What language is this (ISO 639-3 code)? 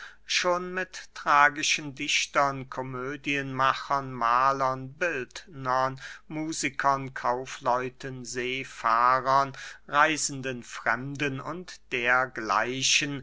deu